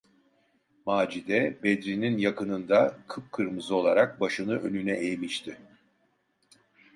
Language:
Turkish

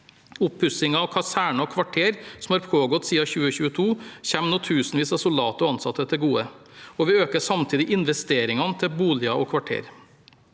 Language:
Norwegian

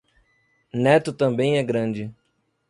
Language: Portuguese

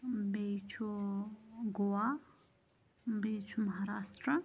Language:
Kashmiri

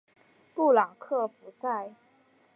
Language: Chinese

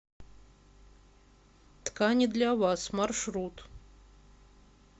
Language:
Russian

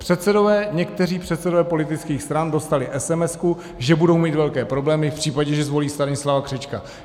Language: Czech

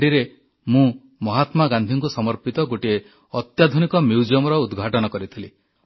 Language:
Odia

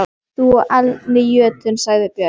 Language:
Icelandic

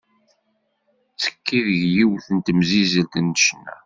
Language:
Kabyle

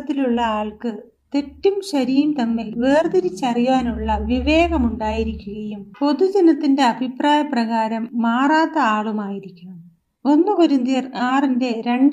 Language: Malayalam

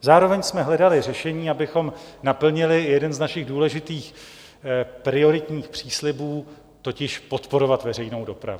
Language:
Czech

